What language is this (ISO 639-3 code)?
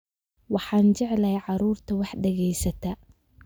som